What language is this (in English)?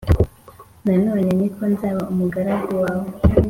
Kinyarwanda